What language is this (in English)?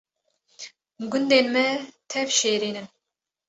Kurdish